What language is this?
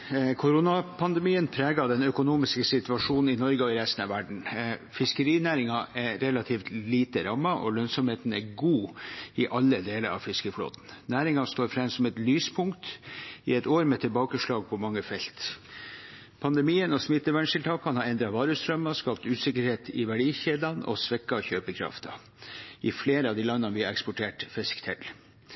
Norwegian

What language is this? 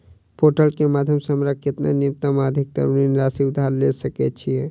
Maithili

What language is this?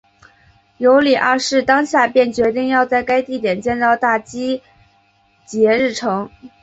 Chinese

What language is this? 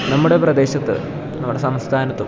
Malayalam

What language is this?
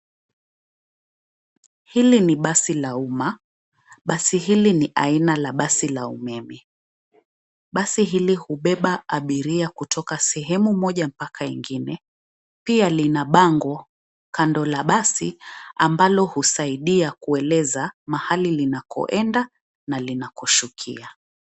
Swahili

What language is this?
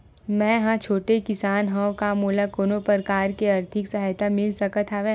Chhattisgarhi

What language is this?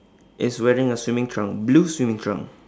English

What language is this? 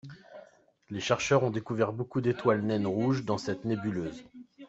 French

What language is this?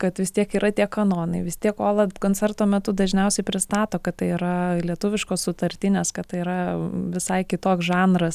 Lithuanian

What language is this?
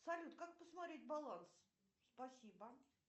Russian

